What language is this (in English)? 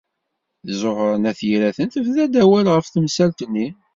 Kabyle